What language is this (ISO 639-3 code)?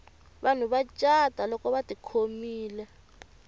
tso